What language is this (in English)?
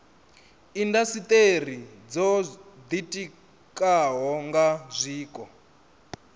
Venda